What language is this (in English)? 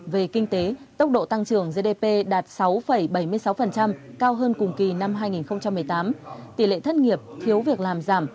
Vietnamese